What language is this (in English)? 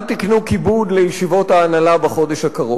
Hebrew